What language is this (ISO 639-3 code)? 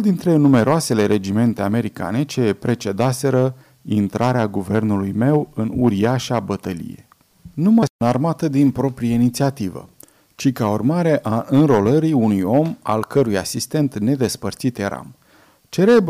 ron